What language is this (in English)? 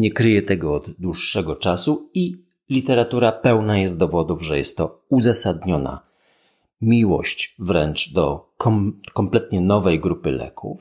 Polish